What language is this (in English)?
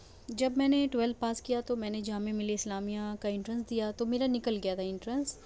Urdu